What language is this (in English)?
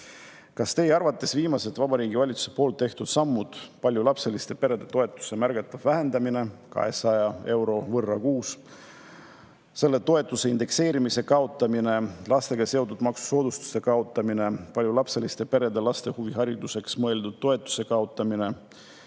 Estonian